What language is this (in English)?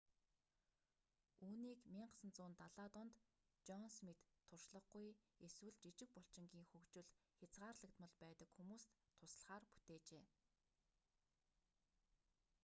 Mongolian